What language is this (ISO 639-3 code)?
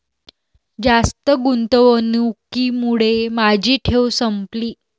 mar